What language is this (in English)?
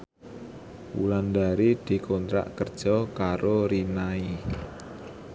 Javanese